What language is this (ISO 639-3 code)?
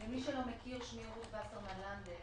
heb